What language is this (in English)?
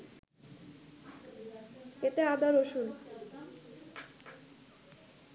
Bangla